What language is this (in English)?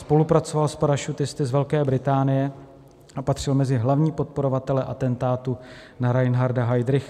Czech